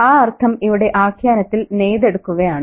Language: Malayalam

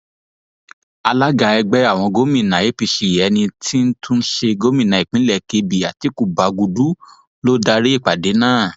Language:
Yoruba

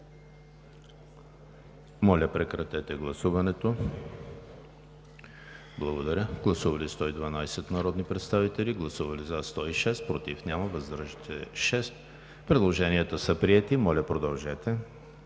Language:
Bulgarian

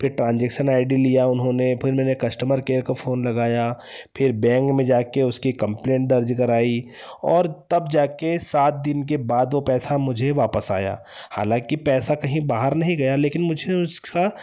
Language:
Hindi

